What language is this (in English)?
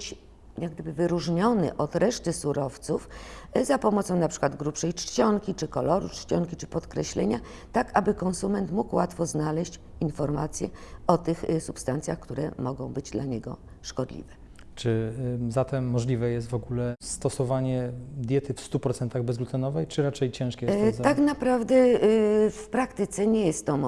Polish